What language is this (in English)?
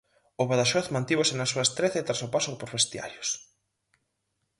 Galician